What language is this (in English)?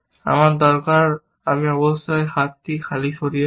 Bangla